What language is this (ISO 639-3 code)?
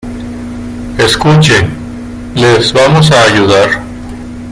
spa